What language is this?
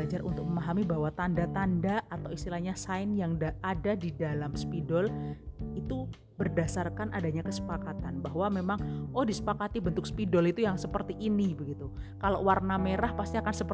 Indonesian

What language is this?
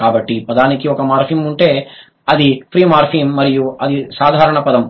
Telugu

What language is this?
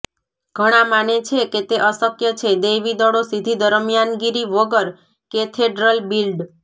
Gujarati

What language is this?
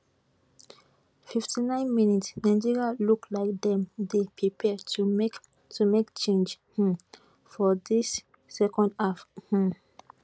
Nigerian Pidgin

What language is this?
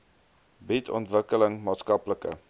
Afrikaans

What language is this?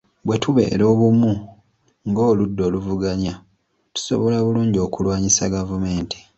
Ganda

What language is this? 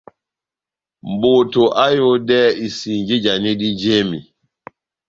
Batanga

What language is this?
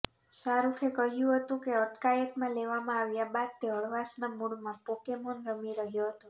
Gujarati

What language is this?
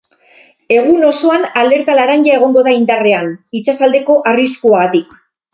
Basque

